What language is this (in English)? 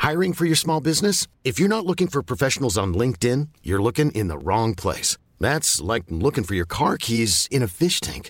Dutch